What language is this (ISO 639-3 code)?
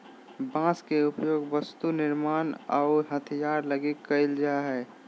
mag